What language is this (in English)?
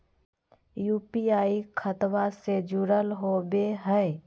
Magahi